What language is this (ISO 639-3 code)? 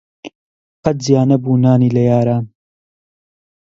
ckb